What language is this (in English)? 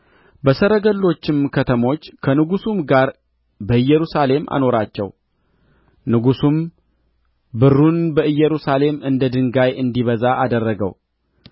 Amharic